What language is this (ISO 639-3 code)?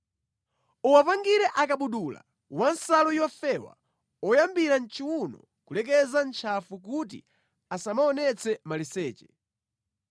nya